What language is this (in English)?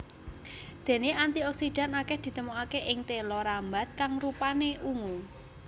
Javanese